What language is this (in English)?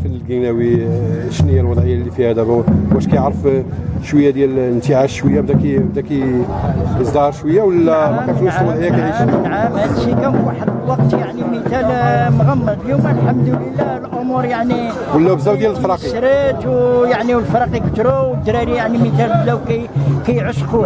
Arabic